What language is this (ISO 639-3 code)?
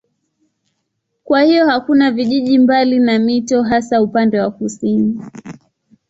swa